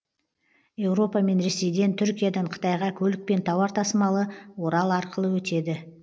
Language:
Kazakh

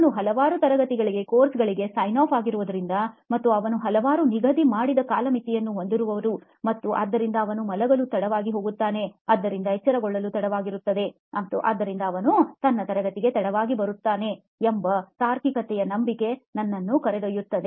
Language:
Kannada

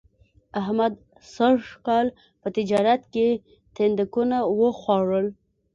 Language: Pashto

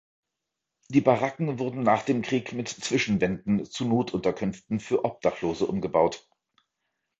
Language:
German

